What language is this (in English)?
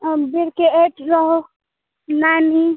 Maithili